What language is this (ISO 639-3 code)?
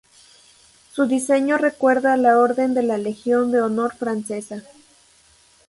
spa